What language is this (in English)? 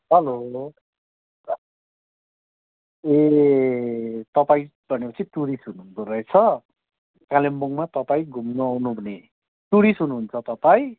Nepali